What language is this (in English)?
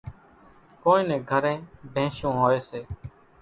Kachi Koli